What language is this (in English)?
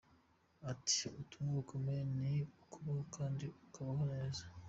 Kinyarwanda